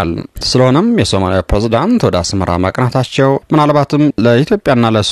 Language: Arabic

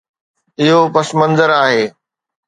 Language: Sindhi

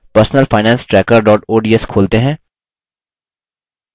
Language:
Hindi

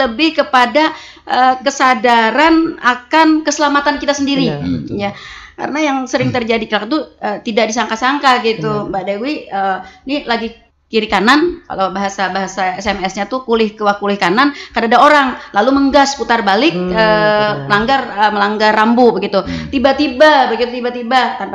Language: Indonesian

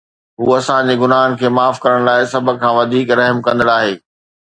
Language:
Sindhi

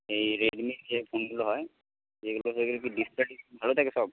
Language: Bangla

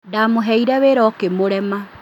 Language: Kikuyu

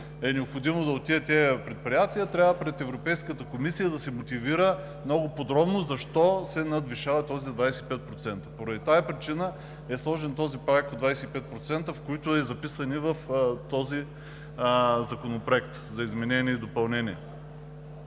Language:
Bulgarian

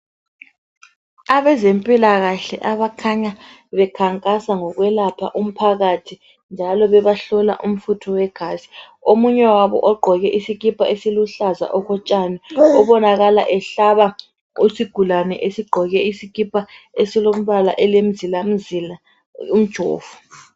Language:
North Ndebele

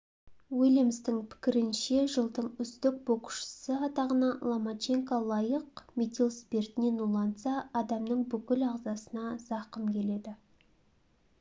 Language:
Kazakh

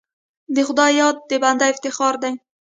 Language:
Pashto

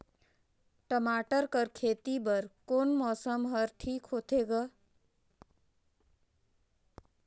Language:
Chhattisgarhi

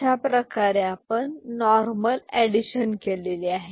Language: Marathi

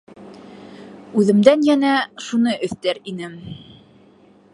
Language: Bashkir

